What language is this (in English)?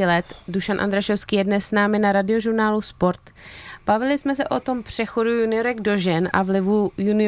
Czech